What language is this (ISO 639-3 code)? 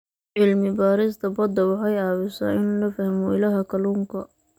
som